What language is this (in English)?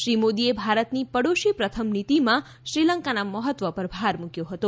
Gujarati